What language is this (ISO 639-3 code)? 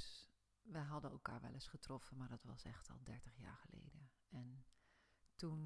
nld